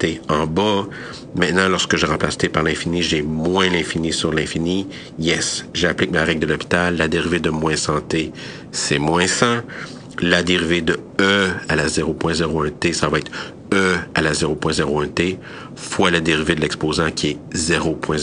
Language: French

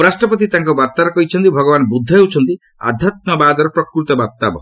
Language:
Odia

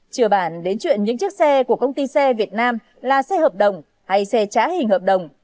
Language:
Vietnamese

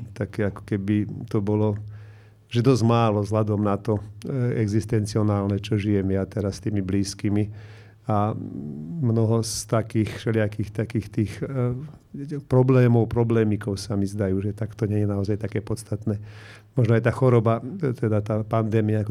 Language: Slovak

